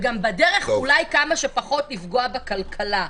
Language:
Hebrew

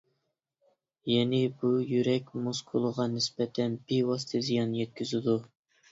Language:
Uyghur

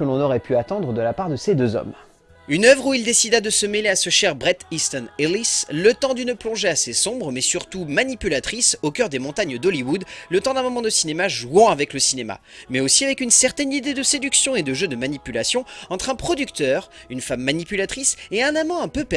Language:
French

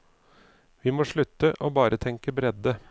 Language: Norwegian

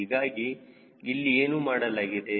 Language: Kannada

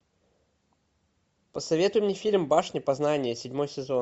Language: Russian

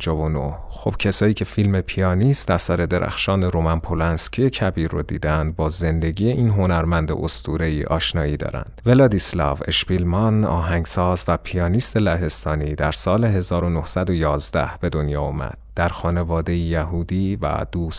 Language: Persian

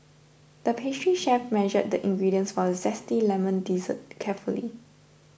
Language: English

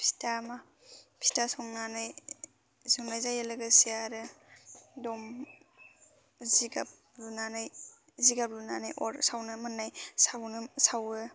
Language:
Bodo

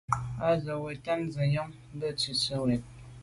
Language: Medumba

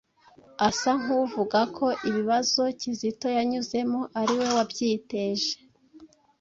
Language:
Kinyarwanda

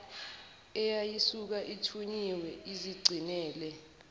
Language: Zulu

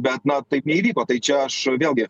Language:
Lithuanian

